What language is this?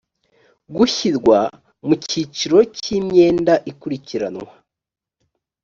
Kinyarwanda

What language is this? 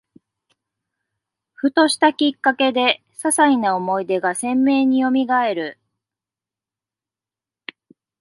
Japanese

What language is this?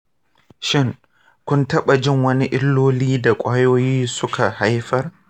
Hausa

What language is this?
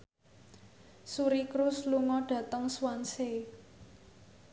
Javanese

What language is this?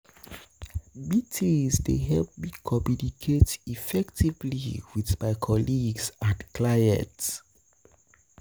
Nigerian Pidgin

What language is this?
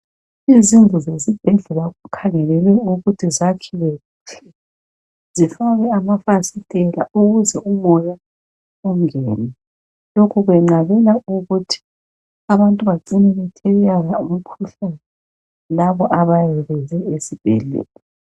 North Ndebele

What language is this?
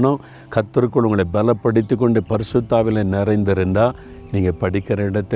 Tamil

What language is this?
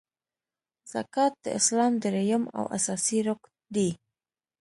Pashto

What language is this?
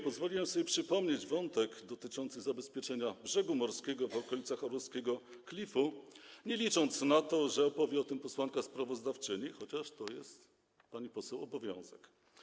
Polish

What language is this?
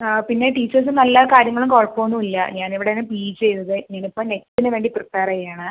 Malayalam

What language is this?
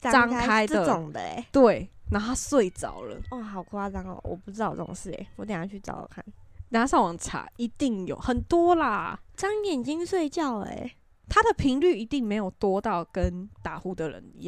Chinese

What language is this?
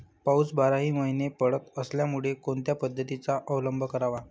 Marathi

